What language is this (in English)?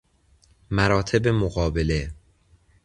Persian